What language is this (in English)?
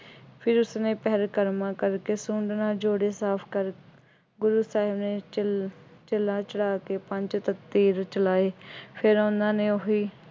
Punjabi